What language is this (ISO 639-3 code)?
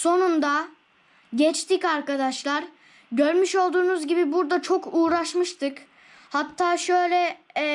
tur